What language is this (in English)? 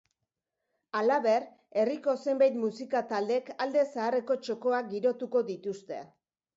Basque